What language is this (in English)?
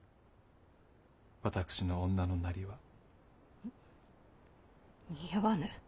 Japanese